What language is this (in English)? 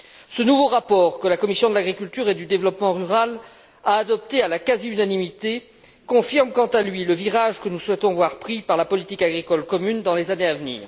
French